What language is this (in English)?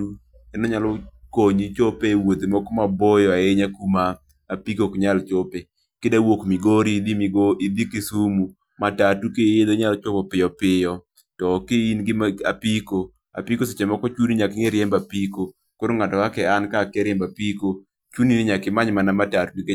Luo (Kenya and Tanzania)